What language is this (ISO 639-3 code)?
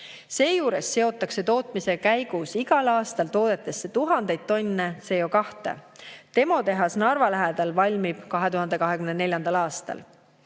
est